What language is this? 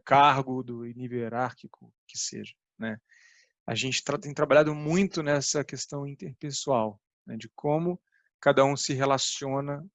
Portuguese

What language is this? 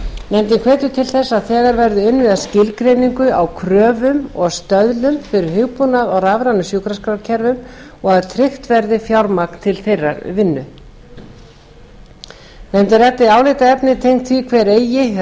Icelandic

